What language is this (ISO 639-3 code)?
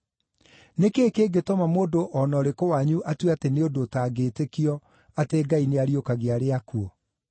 kik